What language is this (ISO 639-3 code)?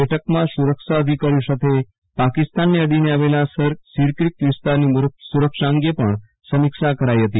guj